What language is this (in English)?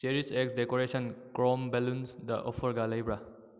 Manipuri